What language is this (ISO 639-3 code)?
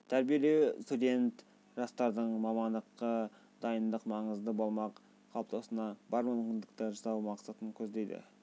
kaz